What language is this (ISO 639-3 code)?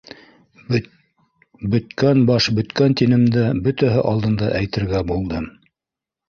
bak